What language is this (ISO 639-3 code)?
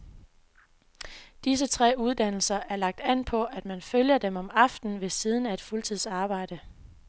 dan